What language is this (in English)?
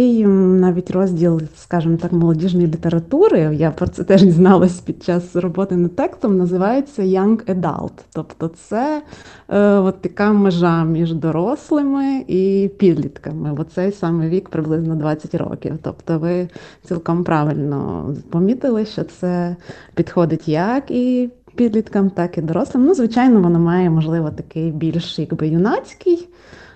Ukrainian